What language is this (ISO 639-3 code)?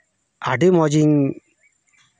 sat